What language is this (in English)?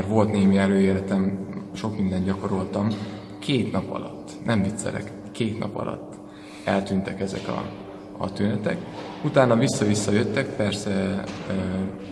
Hungarian